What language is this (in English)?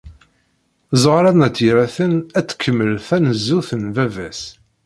Kabyle